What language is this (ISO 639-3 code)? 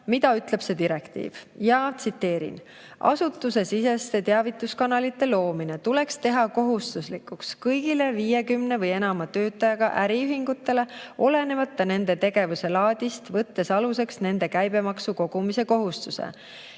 est